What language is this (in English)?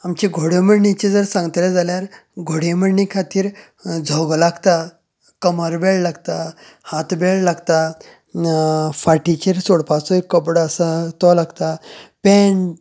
Konkani